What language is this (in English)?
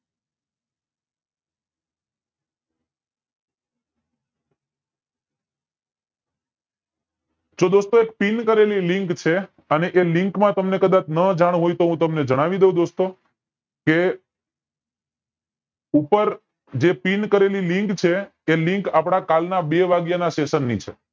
Gujarati